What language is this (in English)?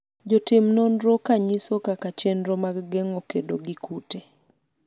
Luo (Kenya and Tanzania)